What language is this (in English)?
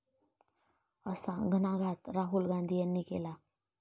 Marathi